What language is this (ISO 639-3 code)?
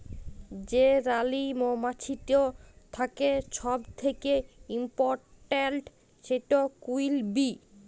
ben